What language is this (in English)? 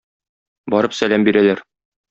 Tatar